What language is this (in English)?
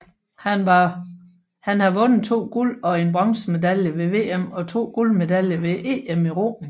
Danish